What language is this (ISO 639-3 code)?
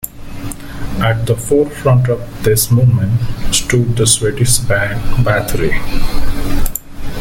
eng